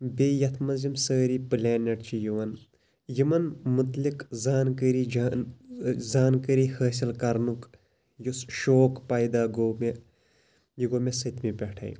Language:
Kashmiri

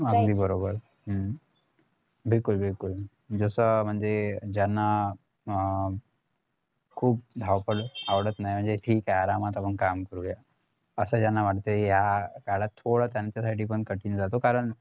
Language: Marathi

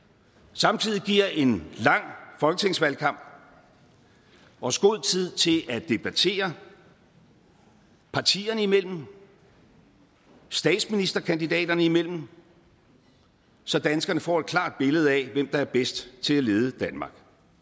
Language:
Danish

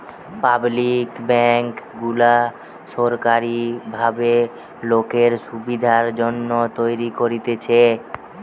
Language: Bangla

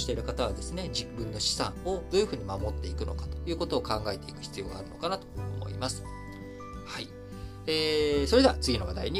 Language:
Japanese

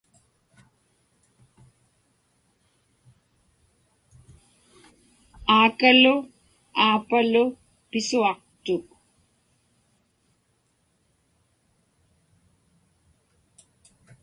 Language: Inupiaq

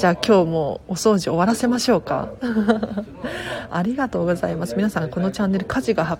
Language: Japanese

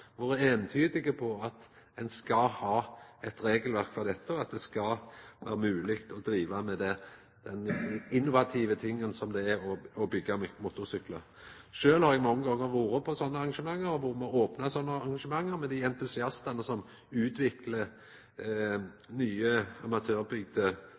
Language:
Norwegian Nynorsk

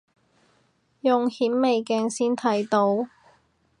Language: Cantonese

